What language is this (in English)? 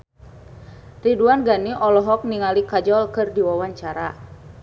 Sundanese